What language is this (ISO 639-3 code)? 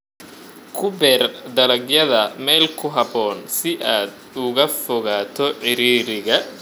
som